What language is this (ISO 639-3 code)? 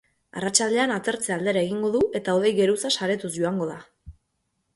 eus